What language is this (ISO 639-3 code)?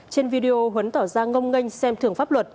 vie